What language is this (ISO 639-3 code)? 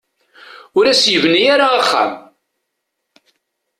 kab